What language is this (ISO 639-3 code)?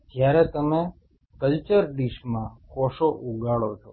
guj